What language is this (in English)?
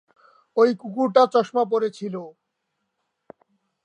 Bangla